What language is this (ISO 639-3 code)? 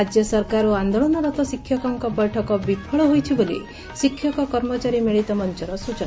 ori